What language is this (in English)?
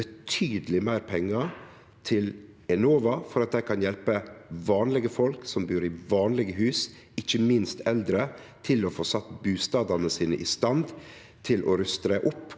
Norwegian